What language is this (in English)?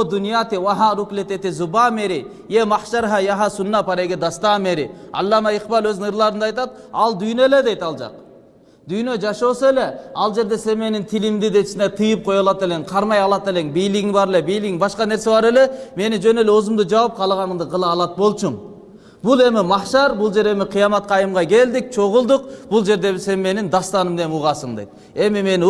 Turkish